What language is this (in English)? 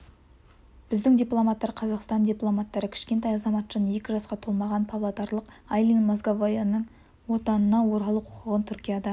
Kazakh